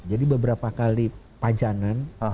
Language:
Indonesian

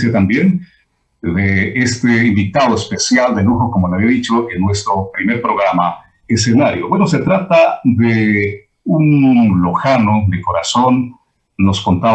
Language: Spanish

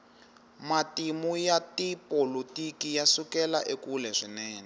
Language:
Tsonga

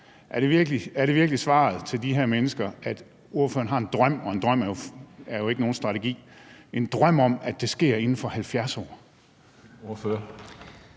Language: Danish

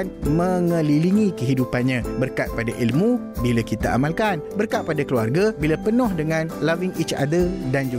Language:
Malay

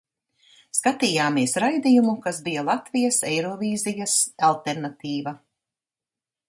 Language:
Latvian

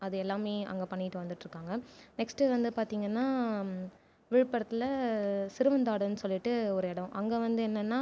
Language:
Tamil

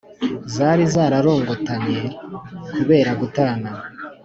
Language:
Kinyarwanda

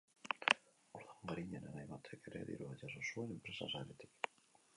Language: Basque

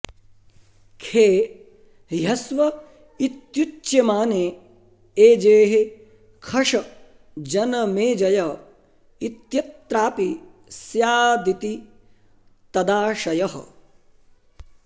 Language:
Sanskrit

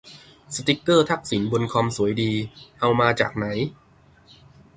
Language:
Thai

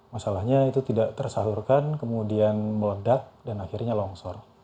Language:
Indonesian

